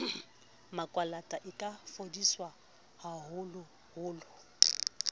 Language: Southern Sotho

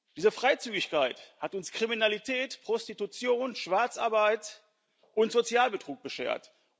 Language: German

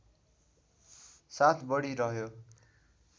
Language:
Nepali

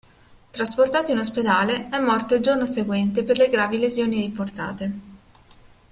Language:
Italian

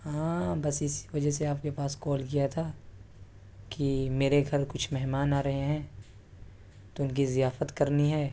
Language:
Urdu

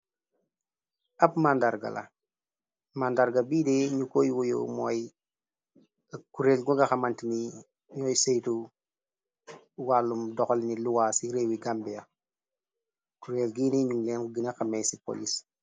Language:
Wolof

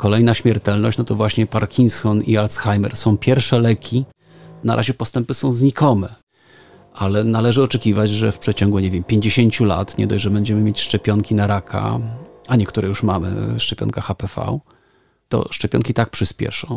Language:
Polish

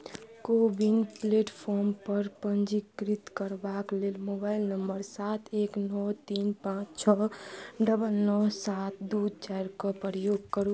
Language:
Maithili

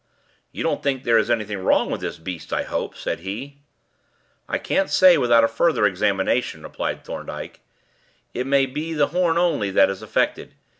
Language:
English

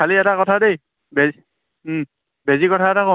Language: Assamese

